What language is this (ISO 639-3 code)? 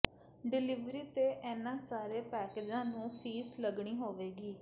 pan